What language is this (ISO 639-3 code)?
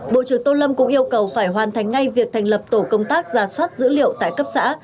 vie